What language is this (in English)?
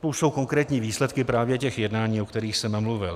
Czech